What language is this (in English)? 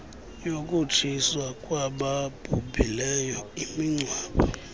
Xhosa